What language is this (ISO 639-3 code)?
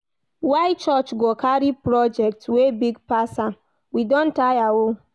pcm